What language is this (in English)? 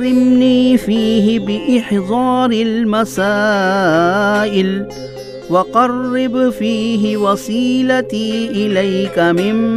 Urdu